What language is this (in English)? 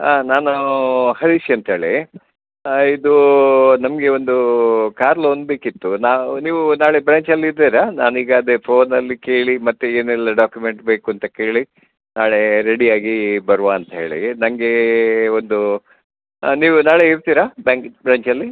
Kannada